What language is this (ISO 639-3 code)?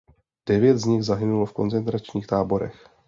ces